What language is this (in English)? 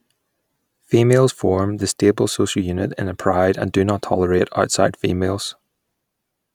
English